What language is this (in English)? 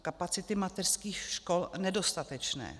Czech